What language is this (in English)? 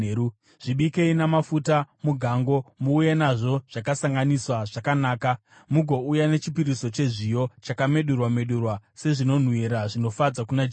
Shona